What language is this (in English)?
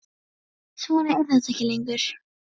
Icelandic